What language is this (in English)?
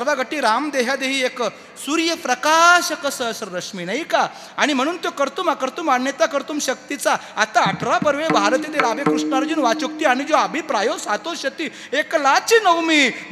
Arabic